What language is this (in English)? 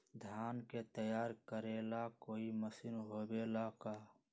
Magahi